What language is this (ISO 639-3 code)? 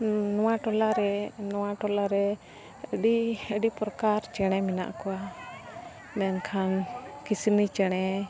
sat